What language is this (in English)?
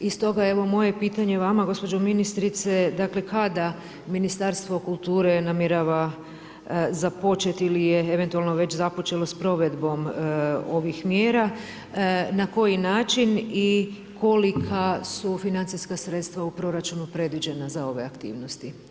Croatian